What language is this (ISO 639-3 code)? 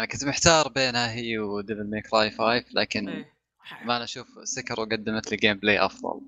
ara